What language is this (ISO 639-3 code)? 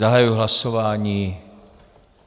ces